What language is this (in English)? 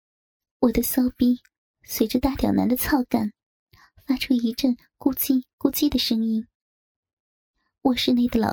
Chinese